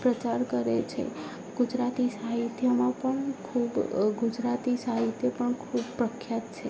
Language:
Gujarati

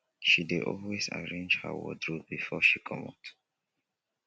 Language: Nigerian Pidgin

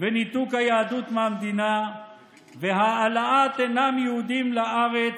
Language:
Hebrew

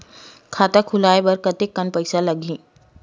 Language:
Chhattisgarhi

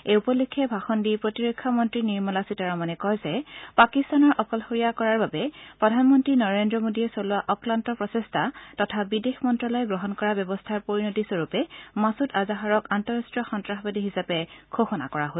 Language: Assamese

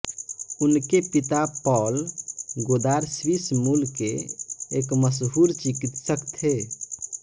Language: Hindi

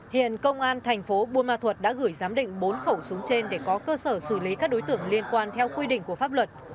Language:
Vietnamese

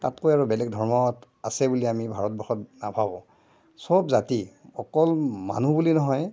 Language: Assamese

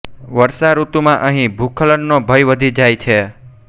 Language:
Gujarati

